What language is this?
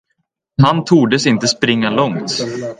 Swedish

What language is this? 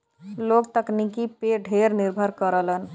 Bhojpuri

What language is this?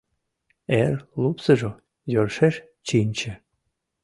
Mari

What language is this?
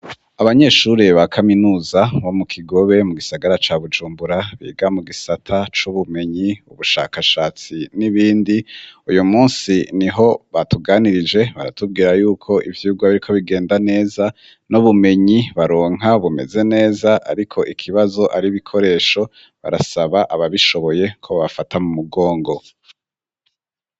Rundi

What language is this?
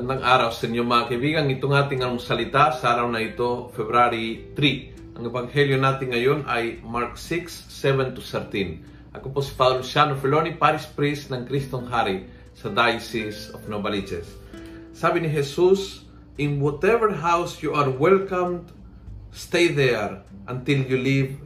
Filipino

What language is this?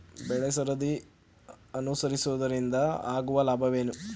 Kannada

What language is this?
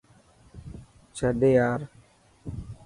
Dhatki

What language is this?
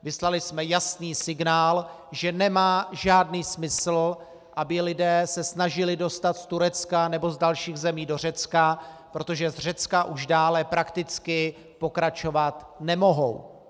Czech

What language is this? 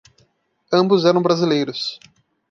Portuguese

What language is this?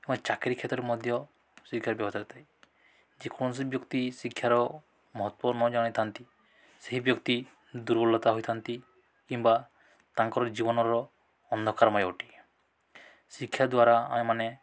Odia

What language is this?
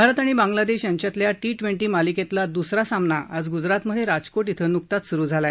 Marathi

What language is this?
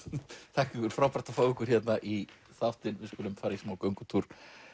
Icelandic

